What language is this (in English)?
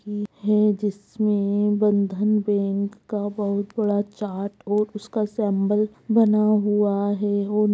Magahi